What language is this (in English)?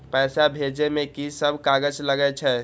Maithili